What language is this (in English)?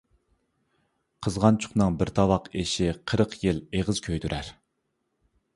Uyghur